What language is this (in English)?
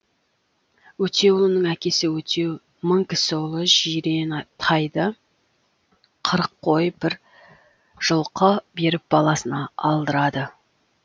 Kazakh